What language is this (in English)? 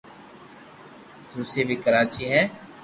Loarki